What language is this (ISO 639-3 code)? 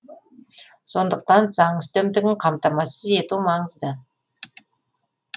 kaz